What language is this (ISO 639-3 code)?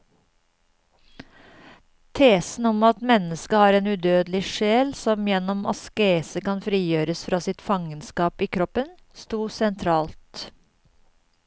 nor